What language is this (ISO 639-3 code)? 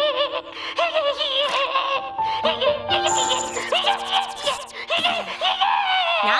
jpn